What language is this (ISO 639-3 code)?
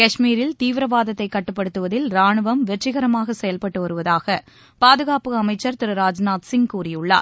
tam